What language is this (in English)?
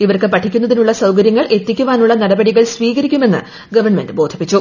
Malayalam